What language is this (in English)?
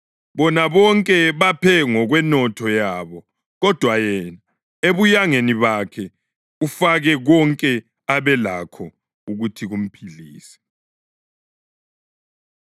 North Ndebele